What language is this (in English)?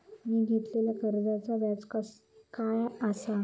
Marathi